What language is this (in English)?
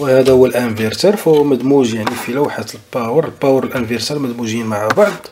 Arabic